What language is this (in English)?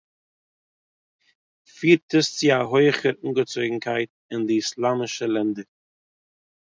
Yiddish